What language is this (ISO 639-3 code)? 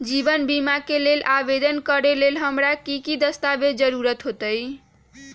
mag